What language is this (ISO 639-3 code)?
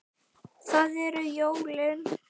isl